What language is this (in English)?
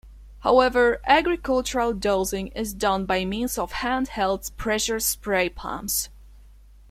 English